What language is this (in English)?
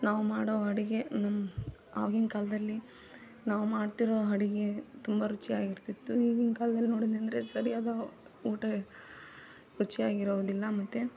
Kannada